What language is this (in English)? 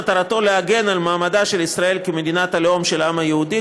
Hebrew